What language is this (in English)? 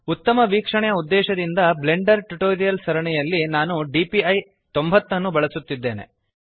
Kannada